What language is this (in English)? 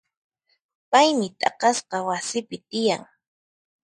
Puno Quechua